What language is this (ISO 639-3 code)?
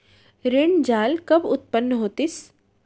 hne